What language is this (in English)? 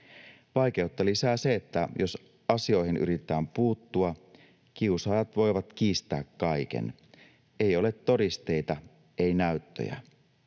Finnish